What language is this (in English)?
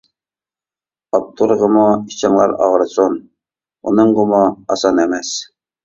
Uyghur